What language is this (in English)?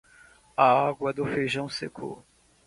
Portuguese